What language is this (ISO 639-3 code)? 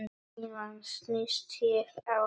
isl